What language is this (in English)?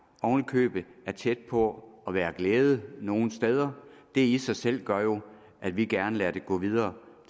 Danish